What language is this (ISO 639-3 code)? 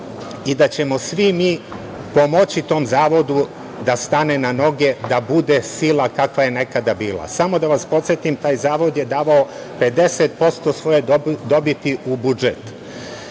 srp